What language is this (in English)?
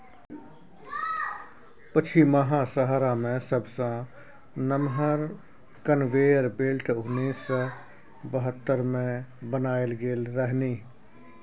Maithili